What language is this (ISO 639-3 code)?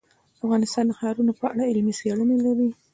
pus